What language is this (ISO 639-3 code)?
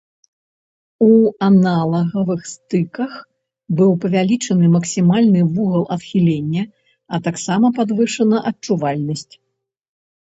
bel